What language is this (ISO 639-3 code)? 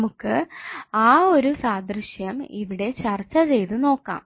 mal